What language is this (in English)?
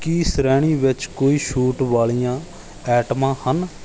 Punjabi